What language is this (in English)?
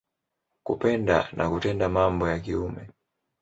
Swahili